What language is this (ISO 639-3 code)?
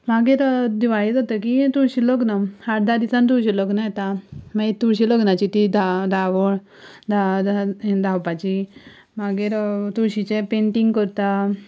kok